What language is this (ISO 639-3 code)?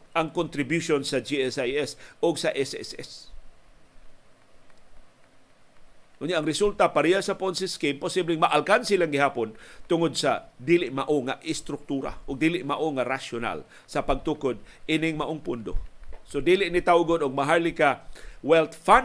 fil